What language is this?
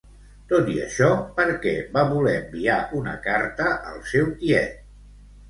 Catalan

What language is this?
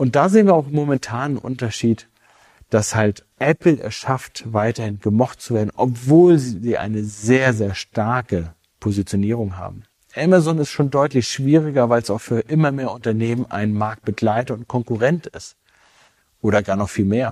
German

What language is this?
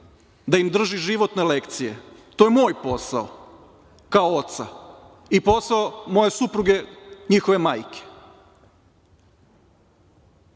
Serbian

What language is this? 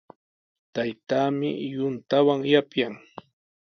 Sihuas Ancash Quechua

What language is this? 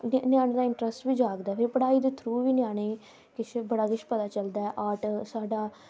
Dogri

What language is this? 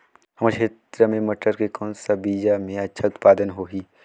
Chhattisgarhi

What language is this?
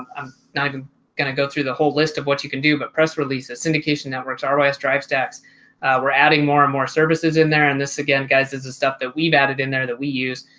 English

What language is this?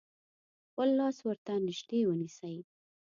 Pashto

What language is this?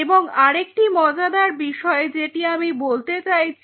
Bangla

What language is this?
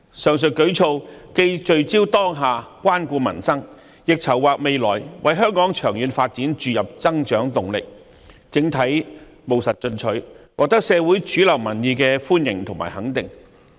Cantonese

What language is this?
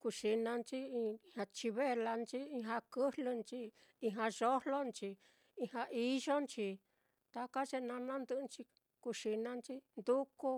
Mitlatongo Mixtec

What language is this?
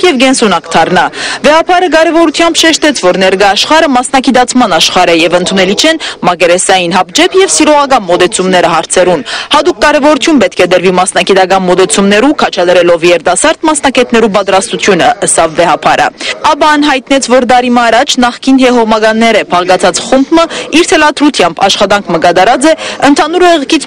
Turkish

